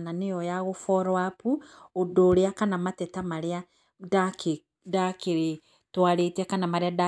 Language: Kikuyu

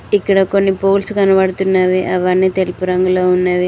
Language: Telugu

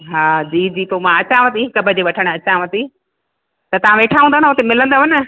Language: Sindhi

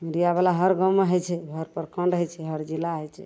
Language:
Maithili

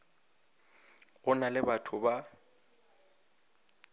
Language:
Northern Sotho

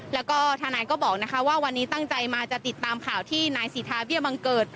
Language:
Thai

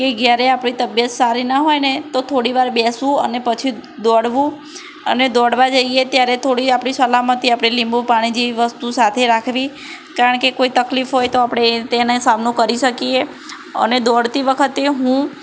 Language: Gujarati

